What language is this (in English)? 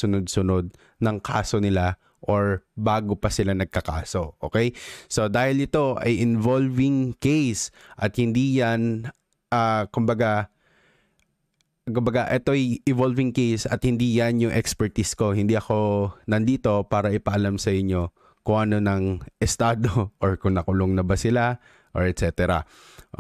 Filipino